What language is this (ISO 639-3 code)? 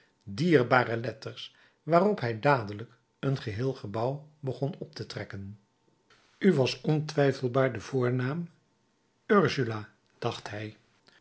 nld